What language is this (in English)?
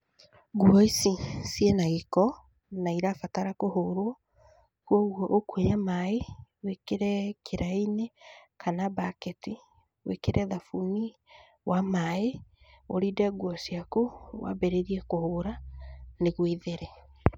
Kikuyu